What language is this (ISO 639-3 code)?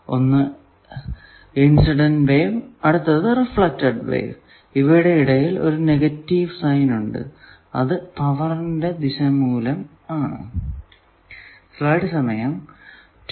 mal